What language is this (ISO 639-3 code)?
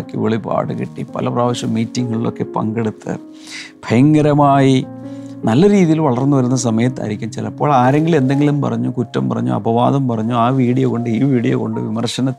mal